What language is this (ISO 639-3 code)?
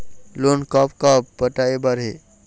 hne